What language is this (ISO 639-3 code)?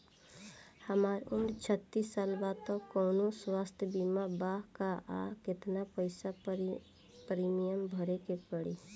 bho